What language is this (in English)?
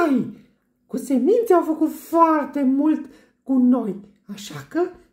Romanian